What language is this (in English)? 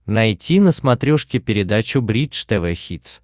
Russian